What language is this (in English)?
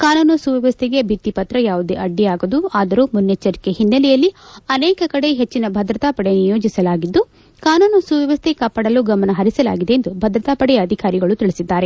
Kannada